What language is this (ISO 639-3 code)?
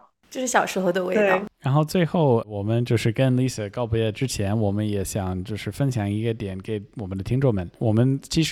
zho